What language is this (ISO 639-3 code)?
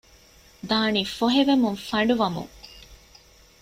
div